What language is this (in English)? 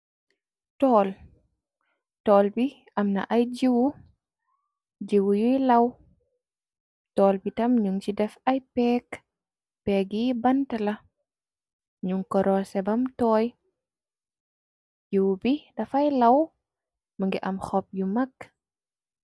Wolof